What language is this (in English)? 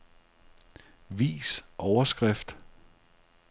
Danish